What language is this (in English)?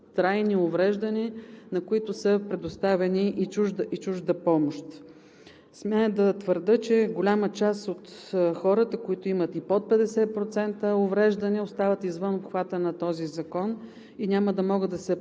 Bulgarian